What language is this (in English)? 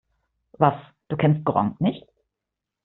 German